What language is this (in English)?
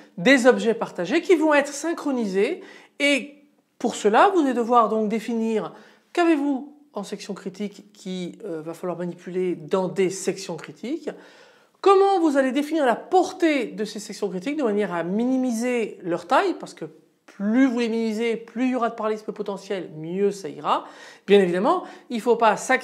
French